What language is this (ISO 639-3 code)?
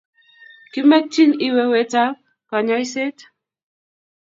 kln